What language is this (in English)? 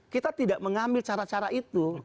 Indonesian